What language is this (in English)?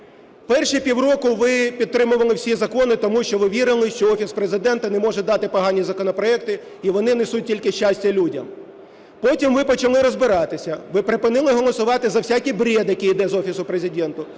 Ukrainian